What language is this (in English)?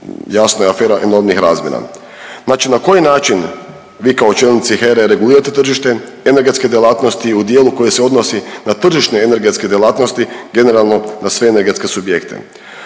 Croatian